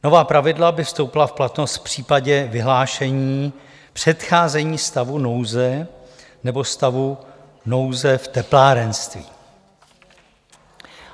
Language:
Czech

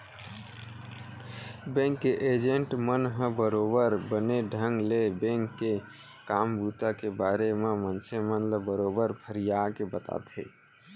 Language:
Chhattisgarhi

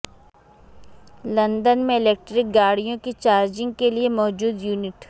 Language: Urdu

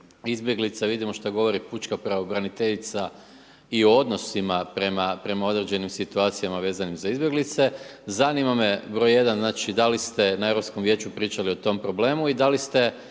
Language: Croatian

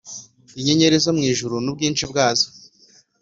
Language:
Kinyarwanda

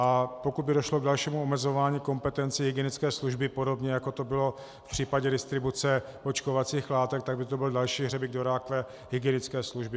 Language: Czech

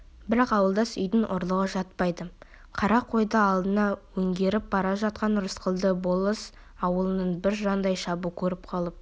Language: Kazakh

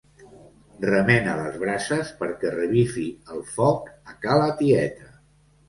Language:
Catalan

